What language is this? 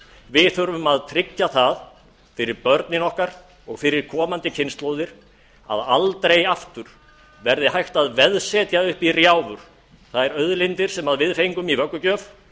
Icelandic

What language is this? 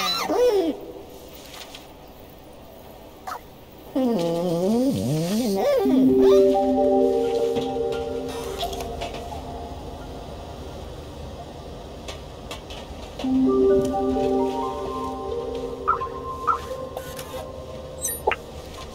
English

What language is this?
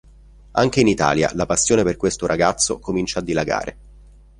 Italian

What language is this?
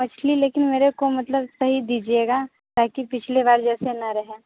Hindi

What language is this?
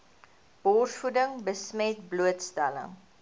Afrikaans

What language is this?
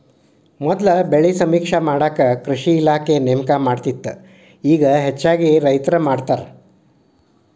Kannada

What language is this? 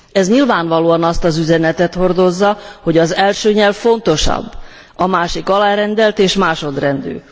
Hungarian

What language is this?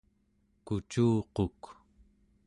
Central Yupik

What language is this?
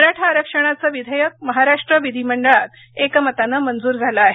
Marathi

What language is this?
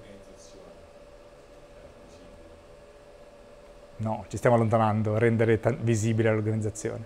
Italian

